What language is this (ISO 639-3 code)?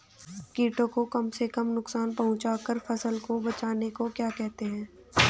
hin